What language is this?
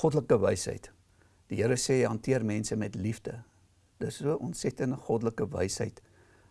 Dutch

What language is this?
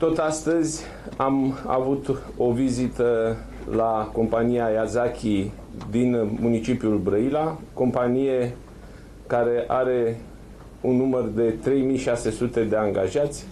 Romanian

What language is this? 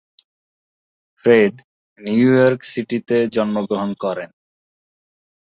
Bangla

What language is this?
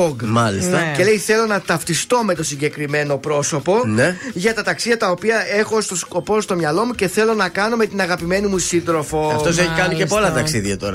Greek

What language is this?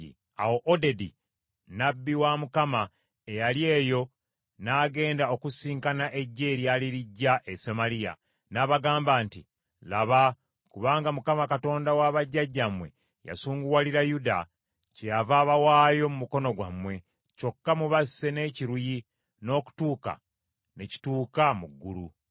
Ganda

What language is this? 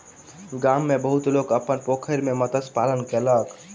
Maithili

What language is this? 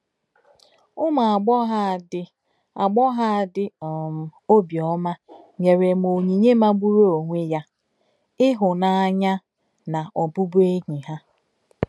Igbo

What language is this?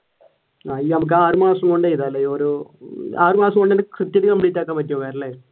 Malayalam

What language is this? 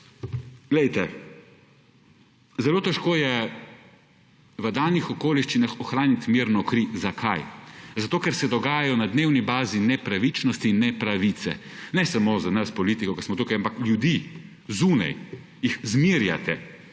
Slovenian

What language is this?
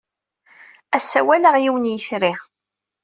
Kabyle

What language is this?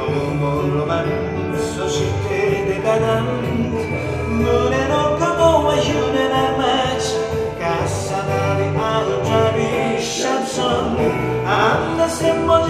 Hungarian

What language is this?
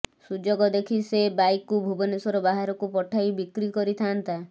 Odia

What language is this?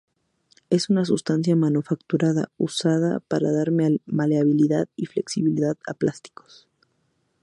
Spanish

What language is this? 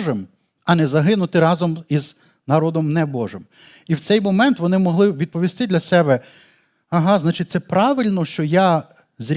Ukrainian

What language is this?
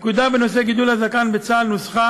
Hebrew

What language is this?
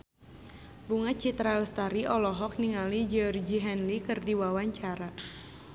Sundanese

